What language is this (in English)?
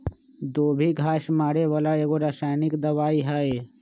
Magahi